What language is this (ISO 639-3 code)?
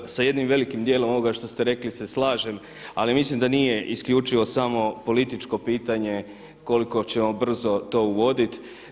hrv